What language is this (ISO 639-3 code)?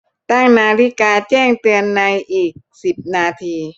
tha